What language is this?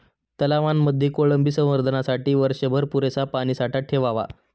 Marathi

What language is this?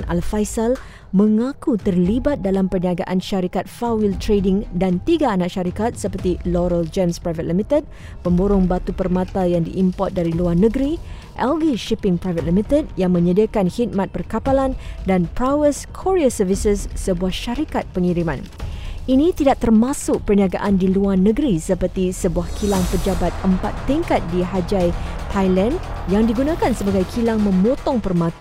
Malay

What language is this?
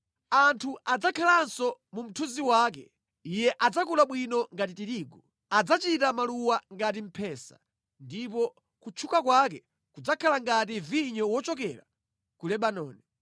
Nyanja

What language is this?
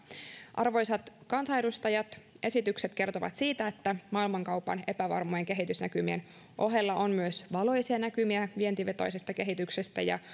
Finnish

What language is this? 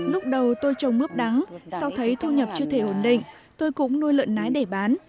Vietnamese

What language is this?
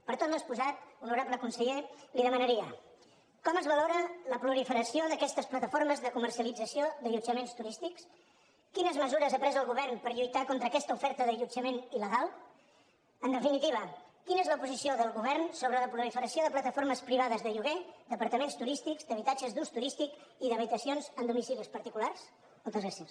Catalan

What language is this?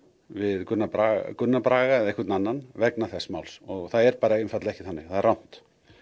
Icelandic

